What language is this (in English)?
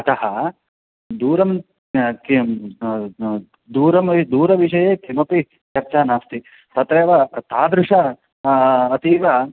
Sanskrit